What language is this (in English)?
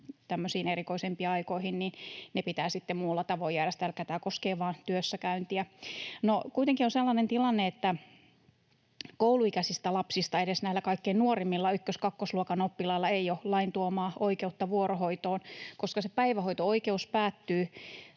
Finnish